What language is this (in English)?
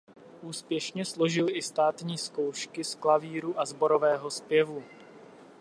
Czech